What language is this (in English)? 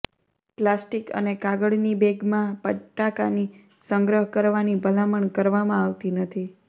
Gujarati